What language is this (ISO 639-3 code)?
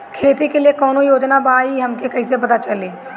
bho